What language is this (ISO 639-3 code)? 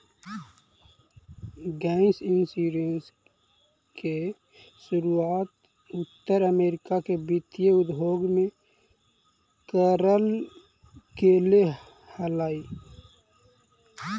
mag